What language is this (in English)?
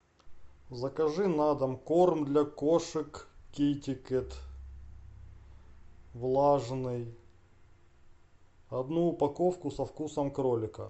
Russian